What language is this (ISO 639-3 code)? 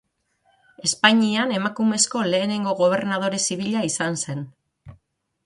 eus